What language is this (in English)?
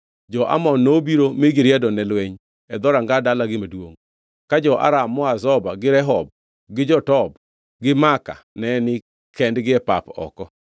Luo (Kenya and Tanzania)